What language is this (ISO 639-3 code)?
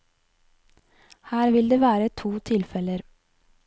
nor